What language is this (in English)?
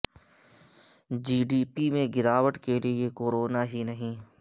Urdu